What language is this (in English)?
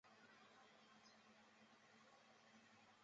Chinese